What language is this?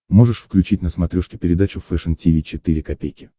Russian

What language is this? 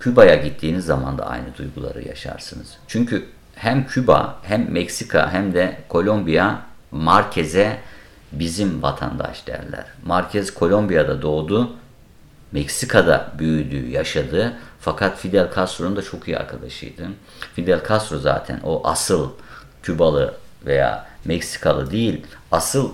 Turkish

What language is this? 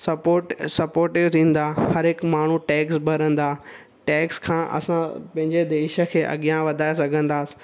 Sindhi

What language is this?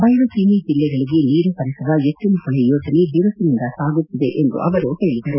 Kannada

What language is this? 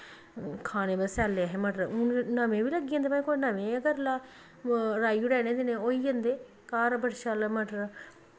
Dogri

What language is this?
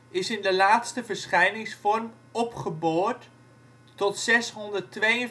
Dutch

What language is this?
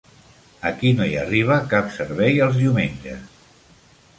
Catalan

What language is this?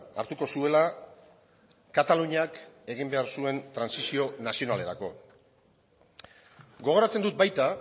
Basque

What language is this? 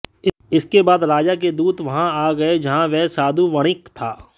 Hindi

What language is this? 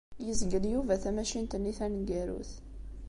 Kabyle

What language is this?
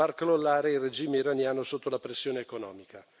Italian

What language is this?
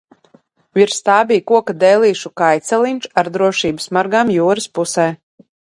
Latvian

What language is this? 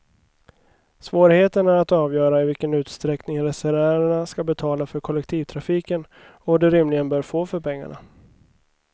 Swedish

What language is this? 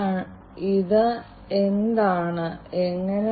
Malayalam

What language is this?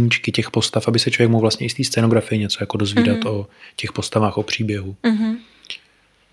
Czech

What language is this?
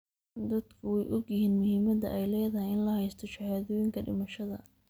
Somali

